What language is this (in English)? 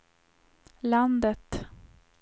Swedish